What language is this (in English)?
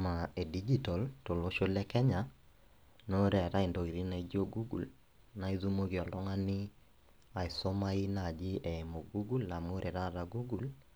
Masai